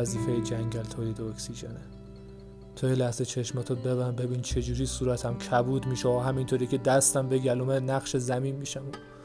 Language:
Persian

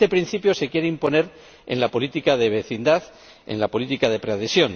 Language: Spanish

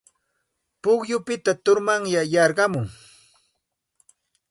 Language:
Santa Ana de Tusi Pasco Quechua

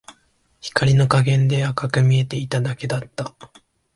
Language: Japanese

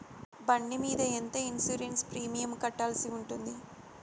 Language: Telugu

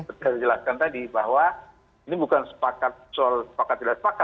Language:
Indonesian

